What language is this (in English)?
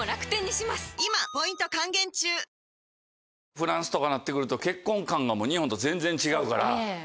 Japanese